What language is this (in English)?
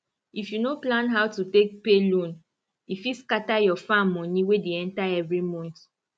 Nigerian Pidgin